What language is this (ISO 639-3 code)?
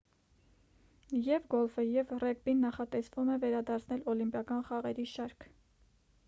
hye